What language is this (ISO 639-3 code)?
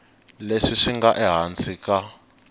tso